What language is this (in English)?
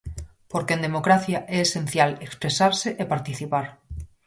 Galician